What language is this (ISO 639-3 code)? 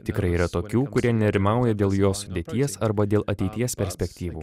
lit